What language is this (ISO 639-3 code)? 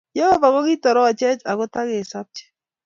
kln